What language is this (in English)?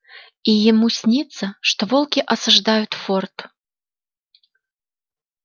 Russian